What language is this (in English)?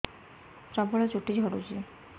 Odia